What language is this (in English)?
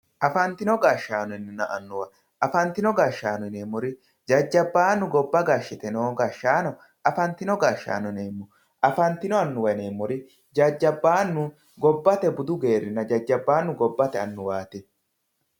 Sidamo